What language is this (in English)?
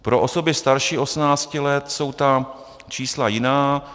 Czech